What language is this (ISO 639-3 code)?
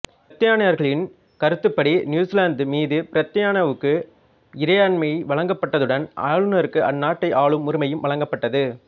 tam